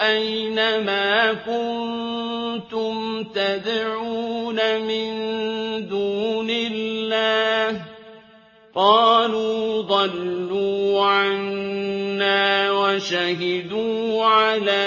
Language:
Arabic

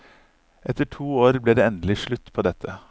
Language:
Norwegian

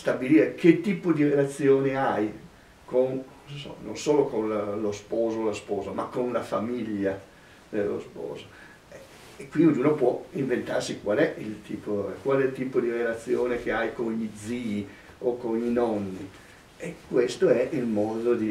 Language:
Italian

